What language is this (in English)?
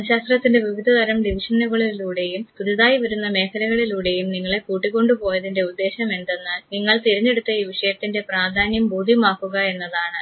Malayalam